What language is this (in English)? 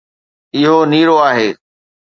Sindhi